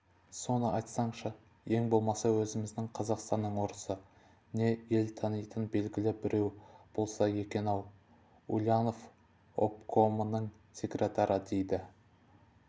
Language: Kazakh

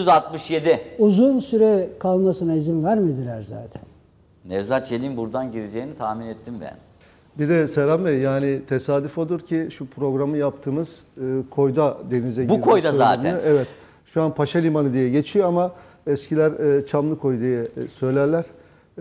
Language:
Turkish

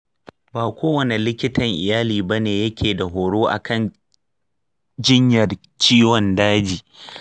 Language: Hausa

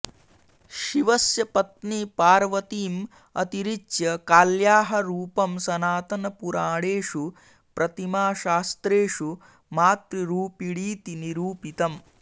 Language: Sanskrit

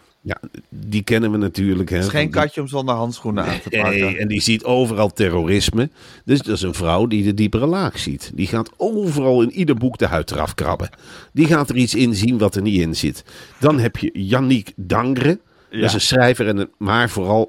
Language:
Dutch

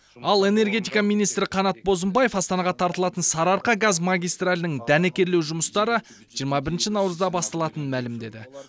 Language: Kazakh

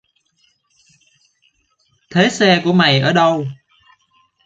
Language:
Vietnamese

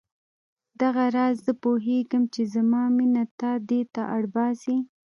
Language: Pashto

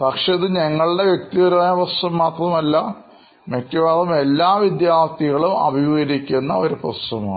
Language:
Malayalam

